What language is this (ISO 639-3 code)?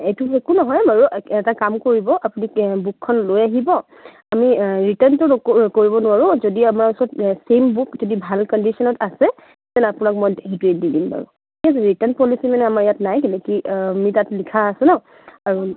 asm